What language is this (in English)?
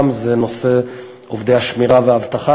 Hebrew